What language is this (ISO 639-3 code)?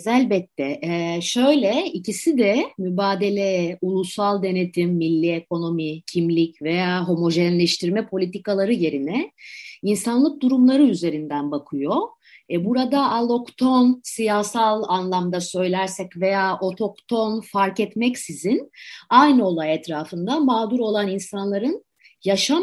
tur